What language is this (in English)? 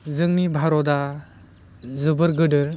Bodo